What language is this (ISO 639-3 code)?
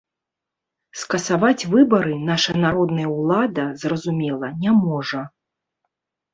bel